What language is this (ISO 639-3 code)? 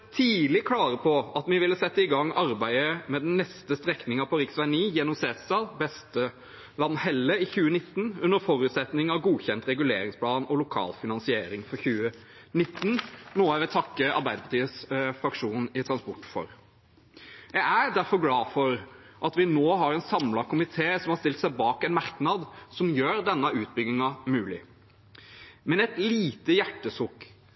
nor